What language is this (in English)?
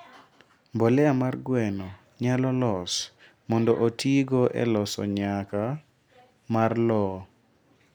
Luo (Kenya and Tanzania)